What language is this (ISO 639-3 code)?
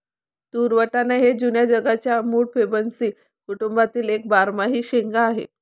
mar